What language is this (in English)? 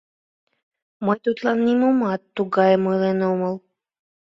Mari